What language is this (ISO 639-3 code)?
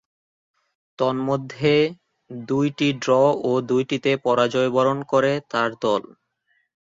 ben